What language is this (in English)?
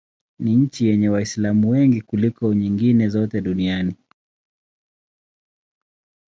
Swahili